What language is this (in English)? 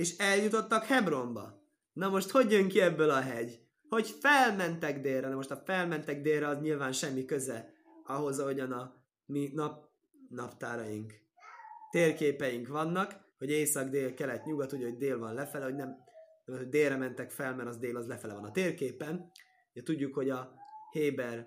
Hungarian